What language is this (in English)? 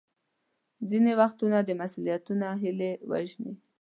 Pashto